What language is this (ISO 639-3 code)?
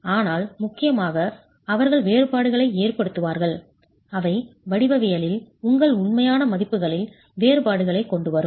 tam